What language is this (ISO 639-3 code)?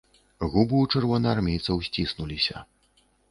bel